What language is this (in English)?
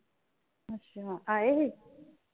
Punjabi